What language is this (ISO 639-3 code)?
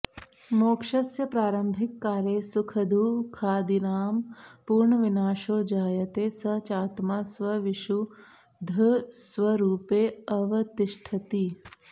san